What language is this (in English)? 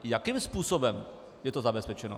Czech